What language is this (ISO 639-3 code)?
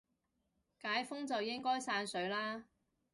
yue